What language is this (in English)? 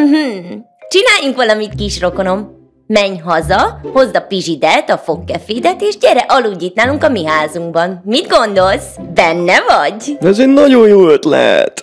Hungarian